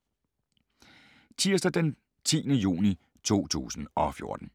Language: Danish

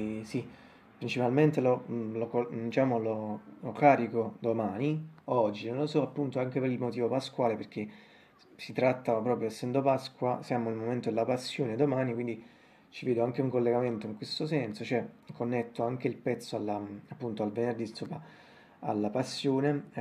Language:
Italian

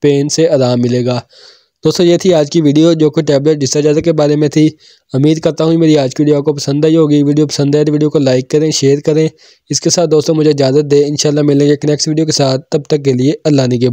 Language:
Hindi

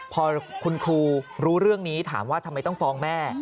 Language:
Thai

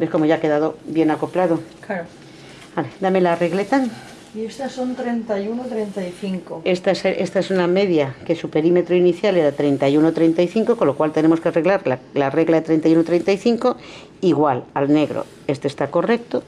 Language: Spanish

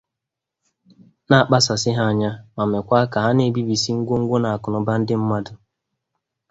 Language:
Igbo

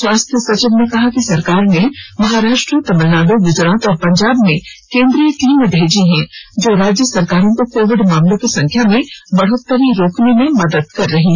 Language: Hindi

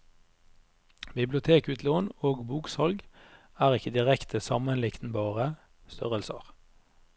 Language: Norwegian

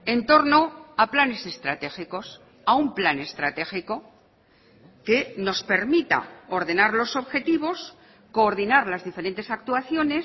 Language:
Spanish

